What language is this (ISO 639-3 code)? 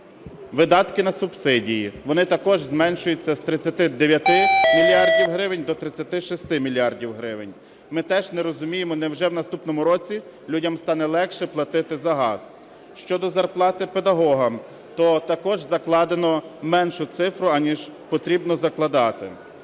ukr